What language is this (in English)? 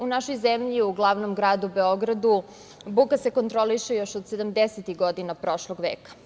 Serbian